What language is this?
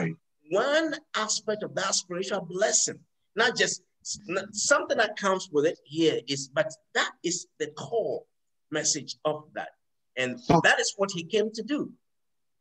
English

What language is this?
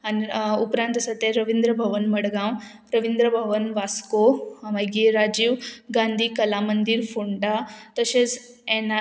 Konkani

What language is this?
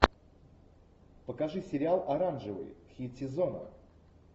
Russian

